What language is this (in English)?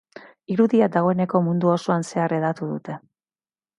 Basque